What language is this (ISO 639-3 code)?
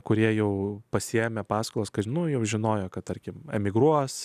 lit